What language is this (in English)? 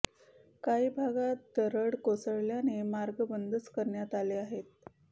Marathi